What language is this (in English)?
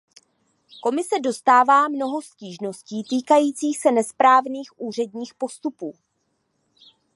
Czech